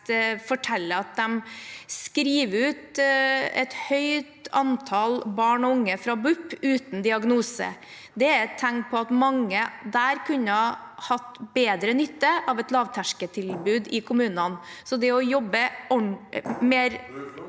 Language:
Norwegian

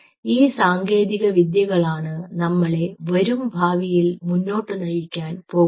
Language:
Malayalam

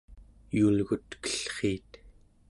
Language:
Central Yupik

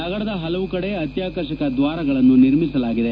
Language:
Kannada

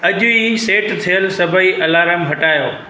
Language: Sindhi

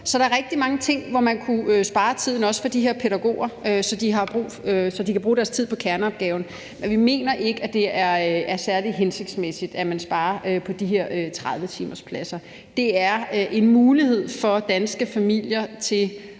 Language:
Danish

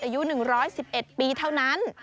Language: Thai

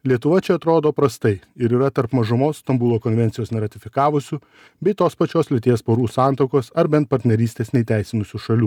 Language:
Lithuanian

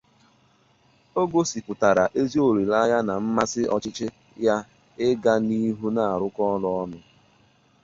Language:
Igbo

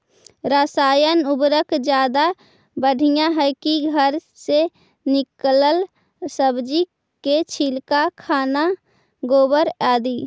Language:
Magahi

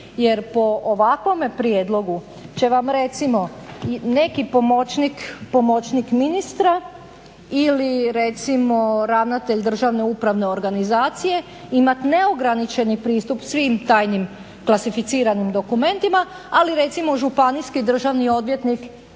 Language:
Croatian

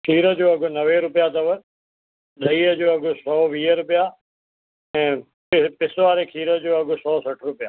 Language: Sindhi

